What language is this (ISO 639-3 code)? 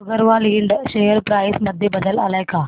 mar